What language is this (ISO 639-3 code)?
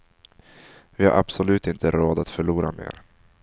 swe